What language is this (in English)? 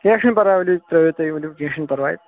Kashmiri